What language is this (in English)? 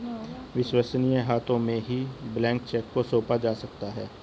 Hindi